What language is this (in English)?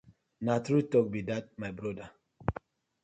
Nigerian Pidgin